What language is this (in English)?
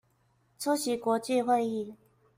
Chinese